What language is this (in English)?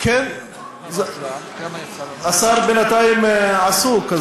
Hebrew